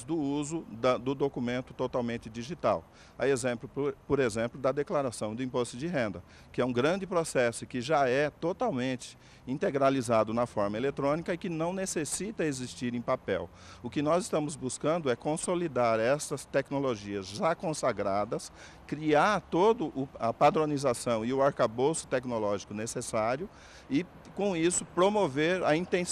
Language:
Portuguese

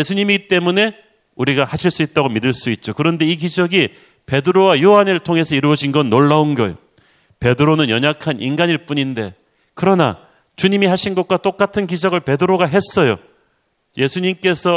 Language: Korean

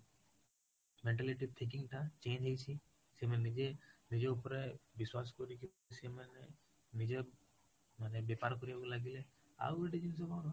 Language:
Odia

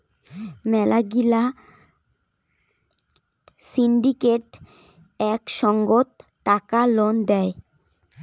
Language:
Bangla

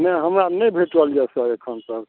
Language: Maithili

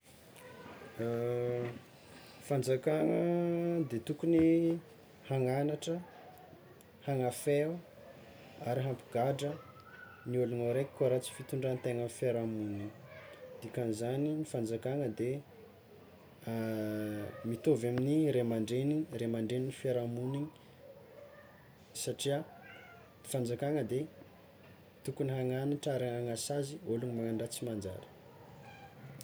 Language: Tsimihety Malagasy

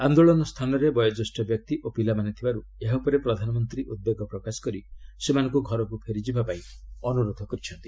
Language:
Odia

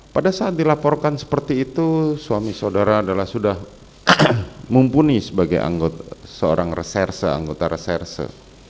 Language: Indonesian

